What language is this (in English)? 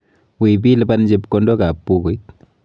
Kalenjin